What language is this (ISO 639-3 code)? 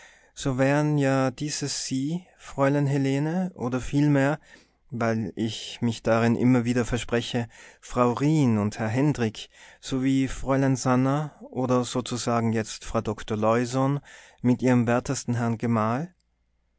deu